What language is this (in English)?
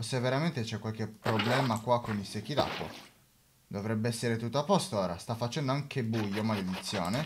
Italian